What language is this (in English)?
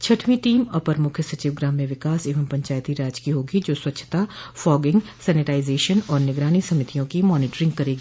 Hindi